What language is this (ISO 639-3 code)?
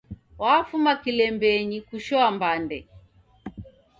dav